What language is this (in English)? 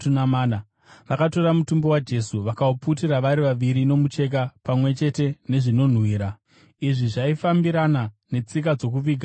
Shona